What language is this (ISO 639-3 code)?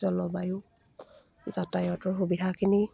asm